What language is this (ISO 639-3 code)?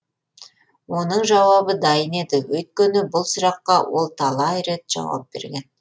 kaz